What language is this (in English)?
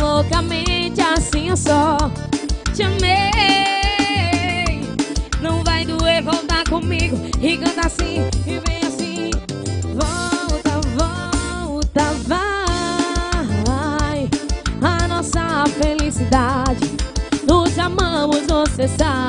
Romanian